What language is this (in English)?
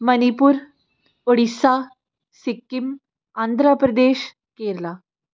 Punjabi